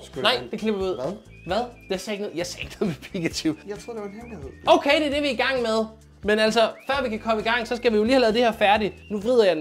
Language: Danish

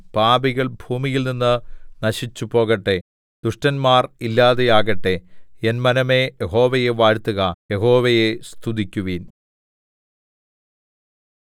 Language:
Malayalam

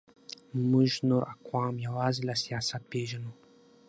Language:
Pashto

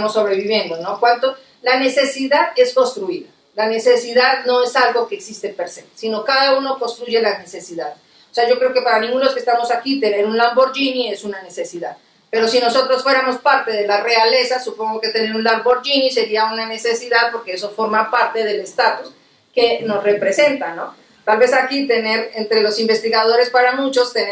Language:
Spanish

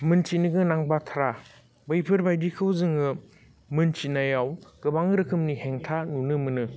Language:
Bodo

